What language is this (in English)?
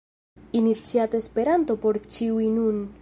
Esperanto